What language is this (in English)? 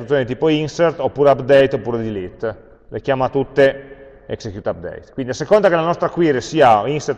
Italian